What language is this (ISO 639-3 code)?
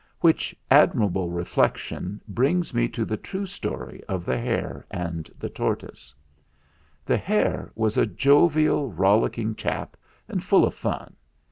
eng